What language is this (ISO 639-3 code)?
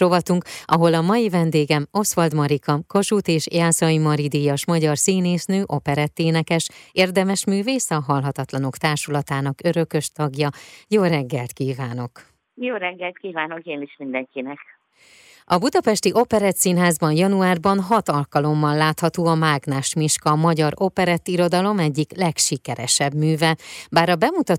hun